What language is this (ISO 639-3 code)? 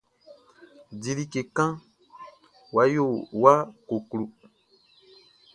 bci